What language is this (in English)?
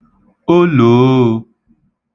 Igbo